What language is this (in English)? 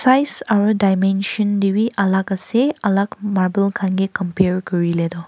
Naga Pidgin